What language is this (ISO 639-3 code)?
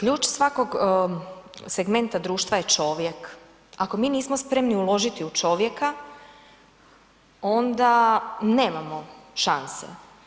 hrv